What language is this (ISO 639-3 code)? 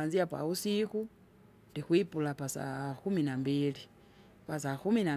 zga